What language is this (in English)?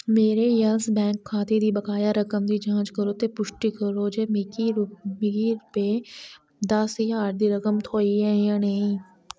Dogri